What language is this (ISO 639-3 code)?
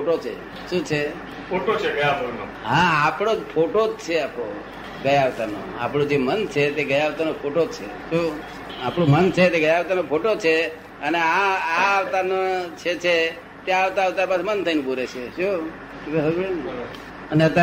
guj